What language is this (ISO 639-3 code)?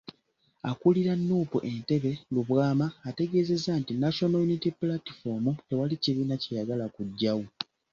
lug